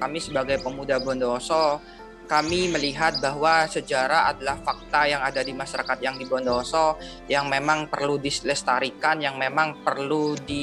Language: Indonesian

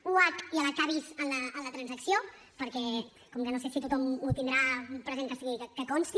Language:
Catalan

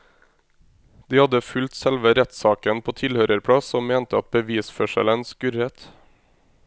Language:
Norwegian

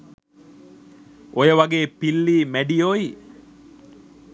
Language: Sinhala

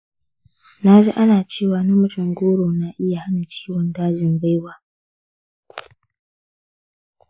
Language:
Hausa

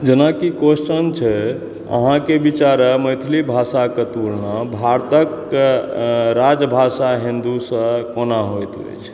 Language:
Maithili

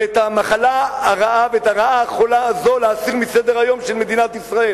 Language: Hebrew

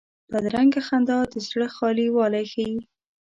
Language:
Pashto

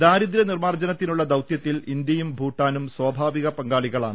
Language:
Malayalam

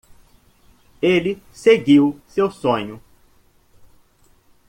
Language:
Portuguese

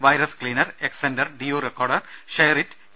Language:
Malayalam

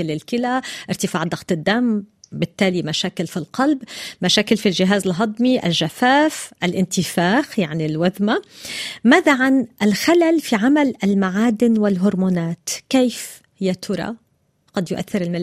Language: Arabic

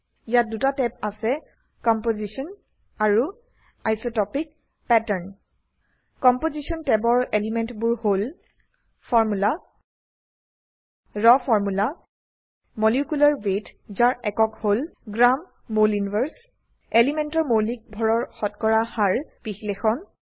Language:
Assamese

